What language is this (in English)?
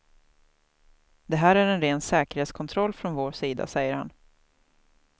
Swedish